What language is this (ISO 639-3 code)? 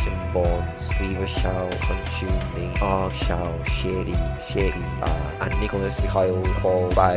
eng